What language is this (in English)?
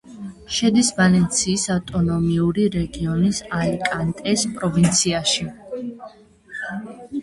Georgian